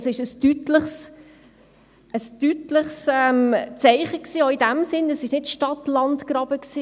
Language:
Swiss German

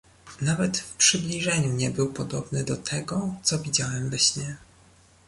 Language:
Polish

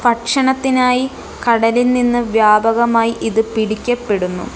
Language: Malayalam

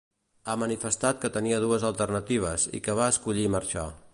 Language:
Catalan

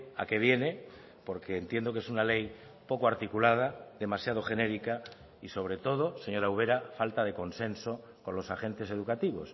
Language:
Spanish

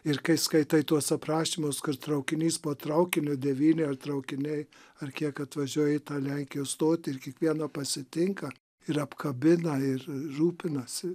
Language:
Lithuanian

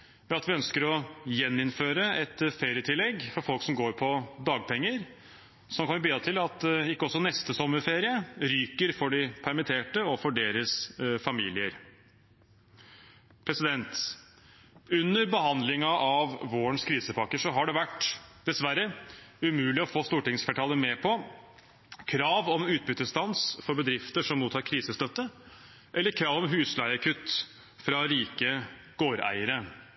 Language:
Norwegian Bokmål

